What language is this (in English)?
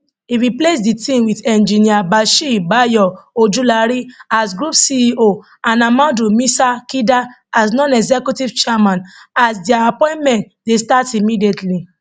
Nigerian Pidgin